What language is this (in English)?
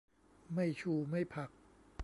Thai